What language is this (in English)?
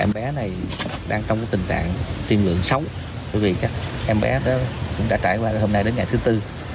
Vietnamese